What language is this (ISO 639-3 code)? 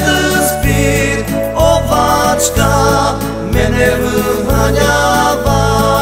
ron